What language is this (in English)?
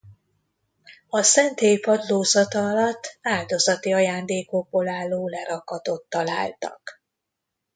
Hungarian